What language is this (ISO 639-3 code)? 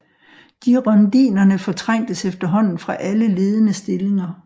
dan